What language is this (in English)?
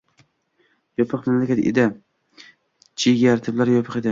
Uzbek